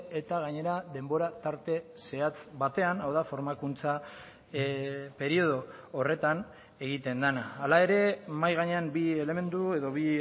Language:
Basque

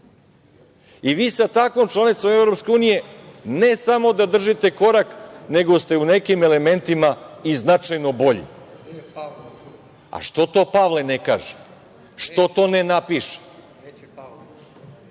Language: Serbian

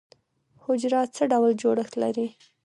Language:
Pashto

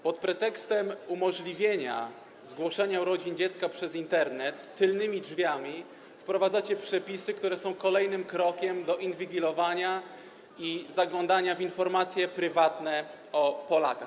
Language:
Polish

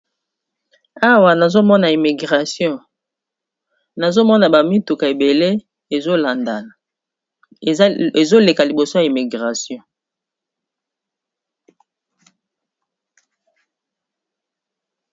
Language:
Lingala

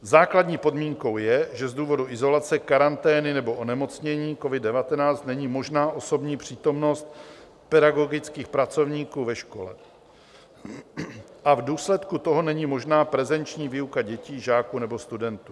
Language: Czech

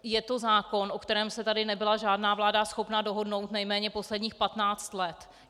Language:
Czech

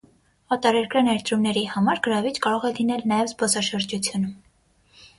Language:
Armenian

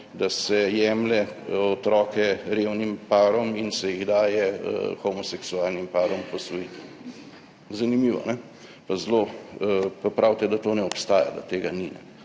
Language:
Slovenian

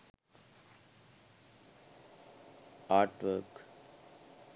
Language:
Sinhala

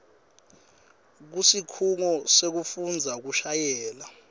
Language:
Swati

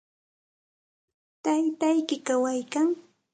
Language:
Santa Ana de Tusi Pasco Quechua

